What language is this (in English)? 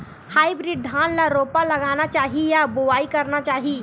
Chhattisgarhi